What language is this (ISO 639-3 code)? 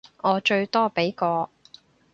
yue